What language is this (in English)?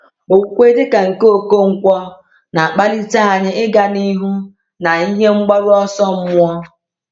Igbo